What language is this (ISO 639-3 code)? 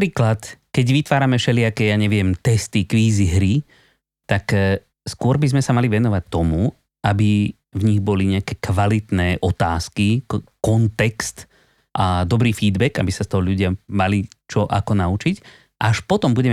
slk